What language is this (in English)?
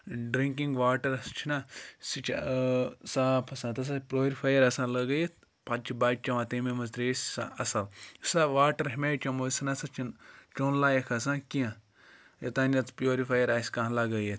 Kashmiri